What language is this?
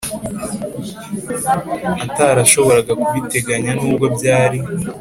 Kinyarwanda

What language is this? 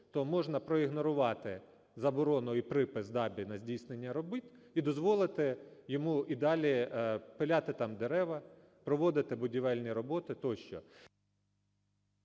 Ukrainian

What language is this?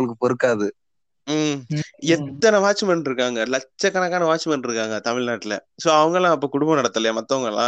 Tamil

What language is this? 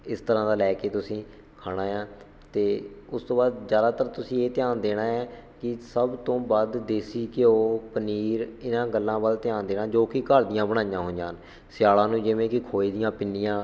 Punjabi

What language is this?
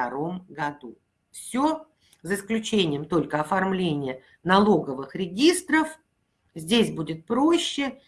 Russian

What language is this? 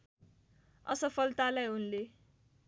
Nepali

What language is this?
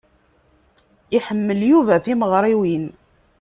Kabyle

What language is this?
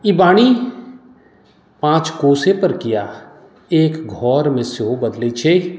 Maithili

